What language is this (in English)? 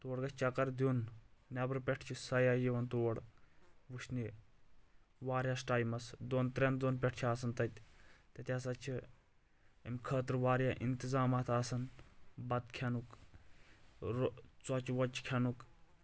Kashmiri